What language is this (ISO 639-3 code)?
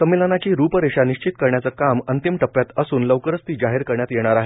mar